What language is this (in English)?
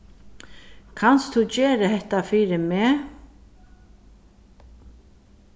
Faroese